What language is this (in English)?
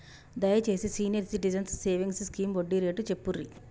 Telugu